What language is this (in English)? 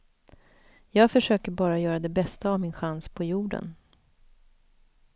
Swedish